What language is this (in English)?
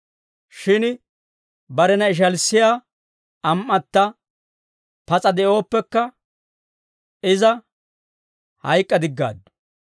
Dawro